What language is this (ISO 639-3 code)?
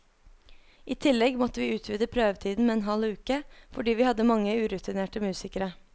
nor